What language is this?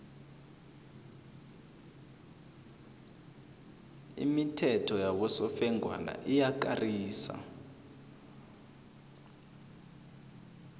South Ndebele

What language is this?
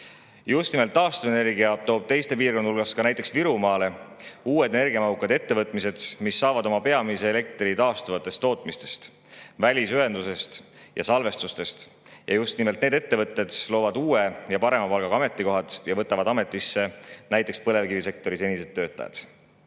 Estonian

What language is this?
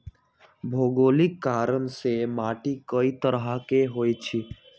Magahi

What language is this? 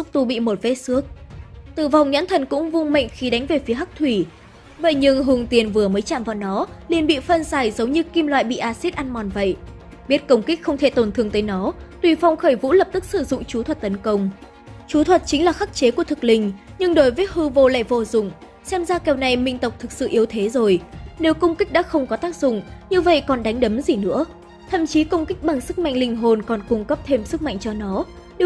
Vietnamese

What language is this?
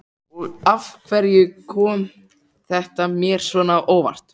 Icelandic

